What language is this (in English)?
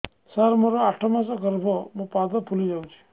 Odia